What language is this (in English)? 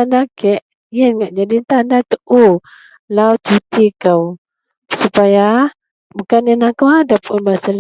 Central Melanau